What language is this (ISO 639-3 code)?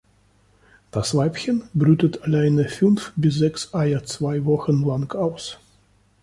deu